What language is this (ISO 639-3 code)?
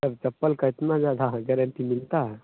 hin